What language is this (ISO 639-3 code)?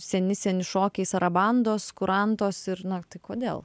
lit